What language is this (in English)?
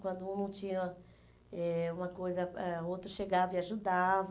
Portuguese